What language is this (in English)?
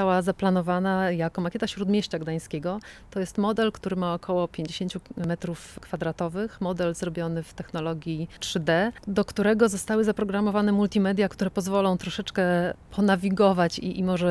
Polish